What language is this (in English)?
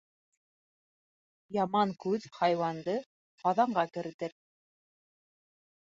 Bashkir